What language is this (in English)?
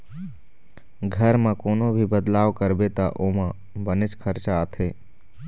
Chhattisgarhi